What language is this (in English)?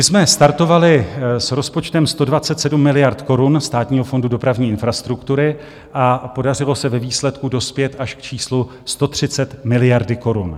Czech